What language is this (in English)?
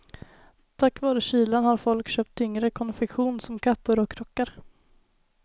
Swedish